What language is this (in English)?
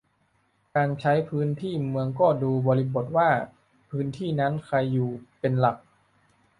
Thai